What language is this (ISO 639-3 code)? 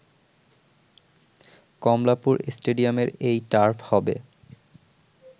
ben